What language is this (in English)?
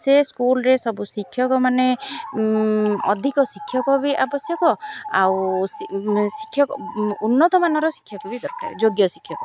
Odia